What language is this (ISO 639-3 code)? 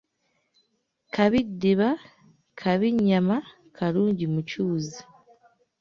lug